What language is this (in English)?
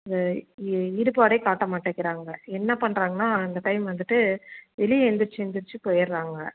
Tamil